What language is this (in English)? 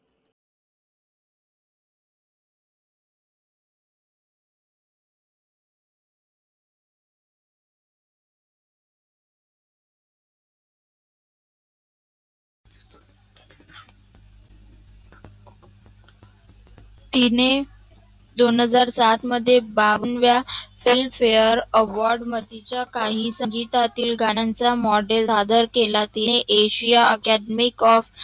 Marathi